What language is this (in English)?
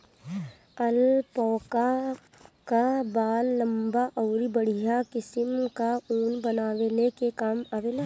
Bhojpuri